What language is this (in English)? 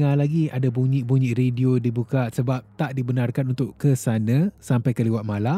Malay